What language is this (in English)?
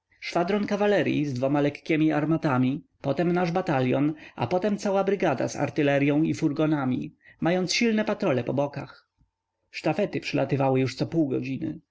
Polish